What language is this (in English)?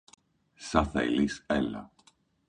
Greek